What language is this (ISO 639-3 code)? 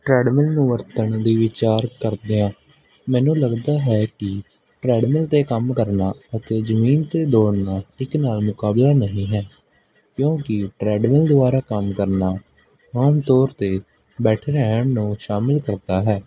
pan